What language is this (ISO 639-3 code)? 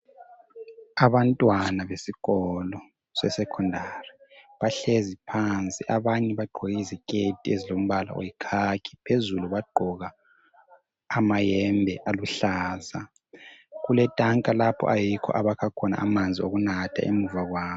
nde